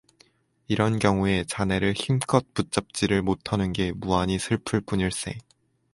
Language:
Korean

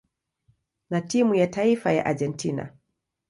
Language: Swahili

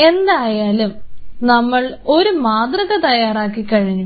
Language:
Malayalam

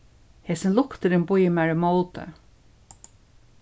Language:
Faroese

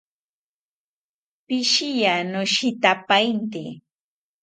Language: South Ucayali Ashéninka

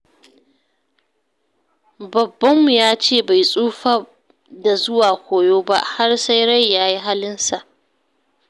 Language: Hausa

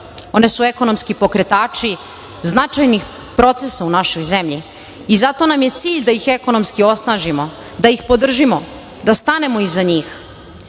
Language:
Serbian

